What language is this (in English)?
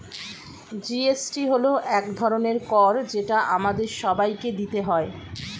Bangla